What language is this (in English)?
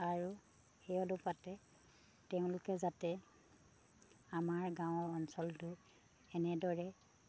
Assamese